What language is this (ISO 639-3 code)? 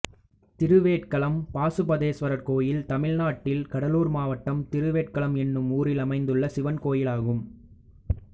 tam